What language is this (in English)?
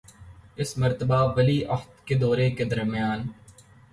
Urdu